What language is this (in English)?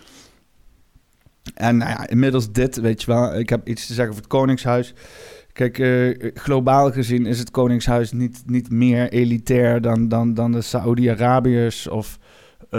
Dutch